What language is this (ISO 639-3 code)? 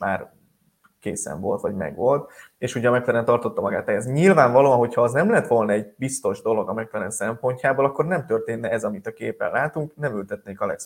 hun